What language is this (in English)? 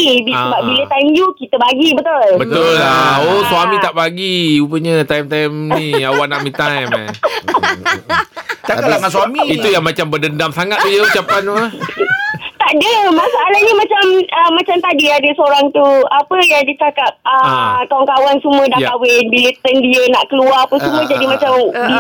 Malay